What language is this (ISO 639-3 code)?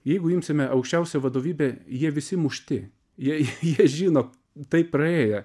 lit